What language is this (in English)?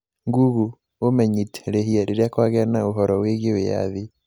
Kikuyu